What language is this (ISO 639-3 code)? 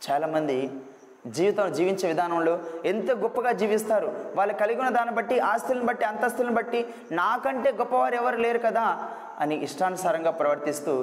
tel